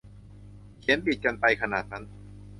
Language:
Thai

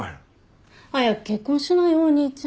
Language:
Japanese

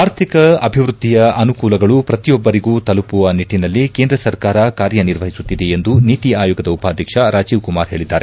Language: Kannada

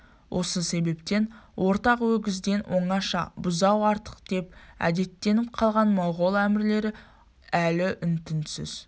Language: Kazakh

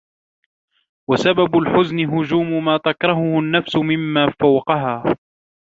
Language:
Arabic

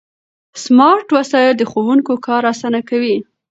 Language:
Pashto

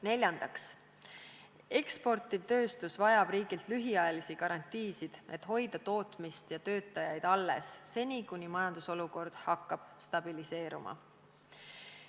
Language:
Estonian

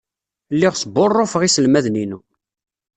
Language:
Kabyle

